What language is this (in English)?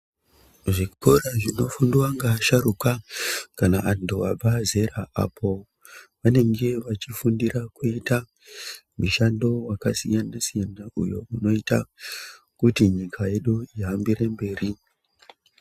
Ndau